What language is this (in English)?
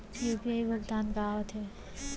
Chhattisgarhi